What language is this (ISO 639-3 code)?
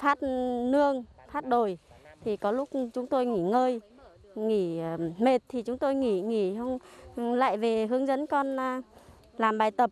vie